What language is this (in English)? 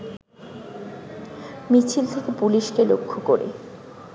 Bangla